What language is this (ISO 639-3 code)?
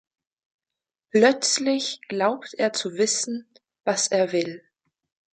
deu